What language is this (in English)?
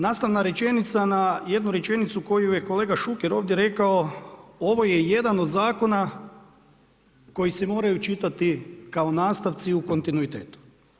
Croatian